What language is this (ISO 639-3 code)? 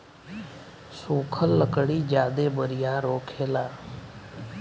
bho